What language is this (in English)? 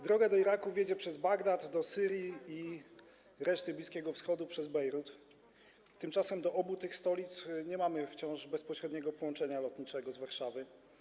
Polish